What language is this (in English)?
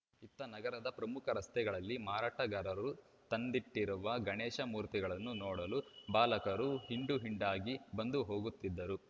Kannada